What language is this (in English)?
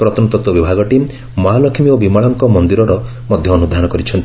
Odia